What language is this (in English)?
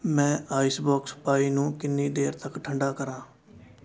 Punjabi